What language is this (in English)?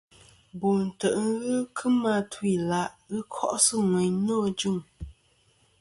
Kom